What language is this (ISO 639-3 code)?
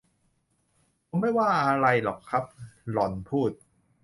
tha